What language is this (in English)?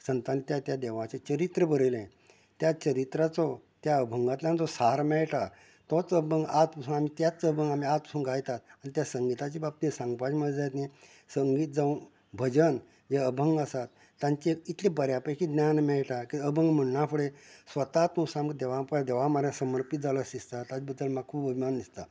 Konkani